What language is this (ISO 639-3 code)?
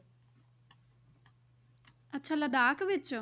pan